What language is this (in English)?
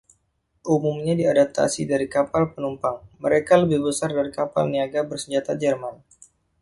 Indonesian